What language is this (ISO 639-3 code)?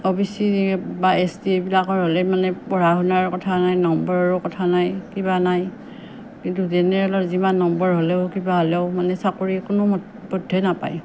asm